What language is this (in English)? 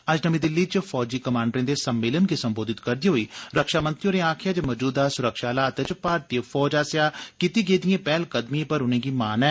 Dogri